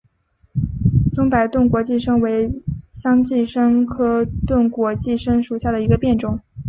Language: Chinese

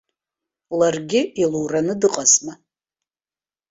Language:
Abkhazian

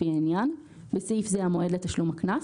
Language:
Hebrew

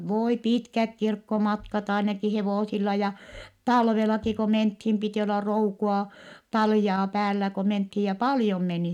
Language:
Finnish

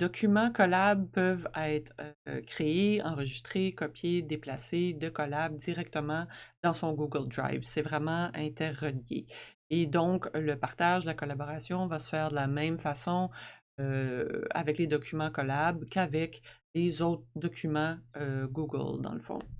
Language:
French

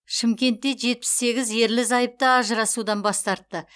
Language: Kazakh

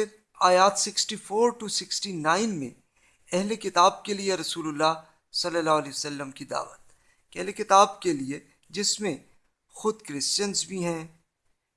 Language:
Urdu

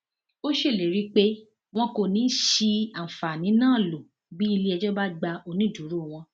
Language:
Yoruba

